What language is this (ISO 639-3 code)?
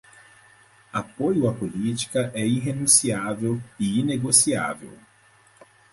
por